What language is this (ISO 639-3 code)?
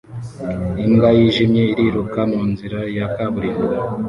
kin